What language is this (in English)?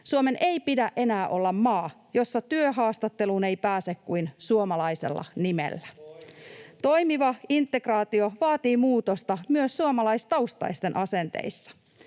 Finnish